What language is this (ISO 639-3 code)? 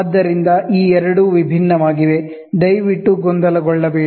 kan